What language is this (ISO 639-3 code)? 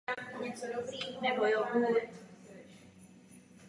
ces